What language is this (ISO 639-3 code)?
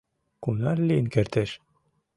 chm